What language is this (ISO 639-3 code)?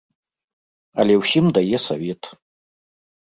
bel